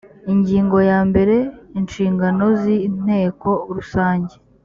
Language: Kinyarwanda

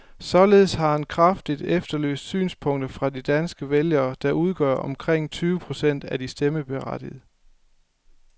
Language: Danish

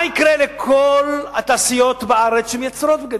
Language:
Hebrew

